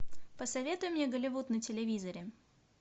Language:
Russian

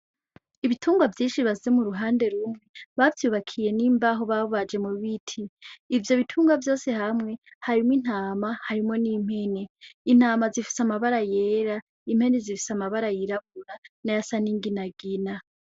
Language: Rundi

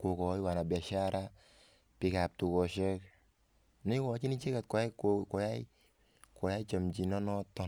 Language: Kalenjin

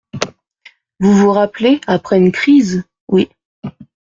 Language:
French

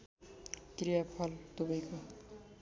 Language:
Nepali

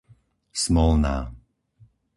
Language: Slovak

